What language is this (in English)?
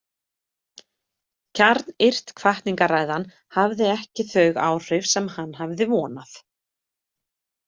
Icelandic